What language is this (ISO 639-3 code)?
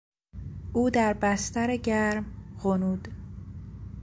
fas